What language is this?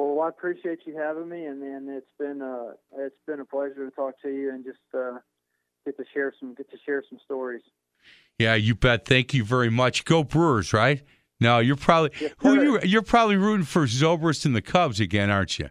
English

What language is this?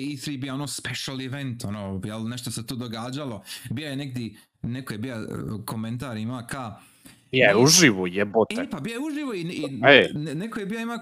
Croatian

